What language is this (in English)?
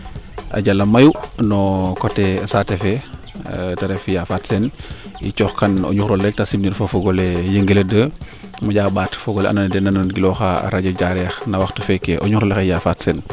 Serer